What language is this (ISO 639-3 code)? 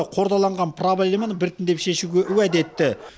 kaz